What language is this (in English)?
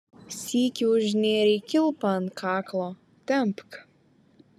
Lithuanian